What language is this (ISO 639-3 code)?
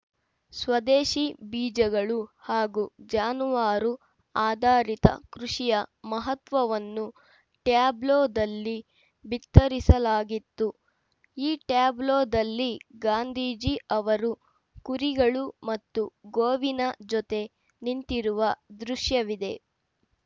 kan